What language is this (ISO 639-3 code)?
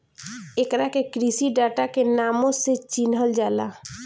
bho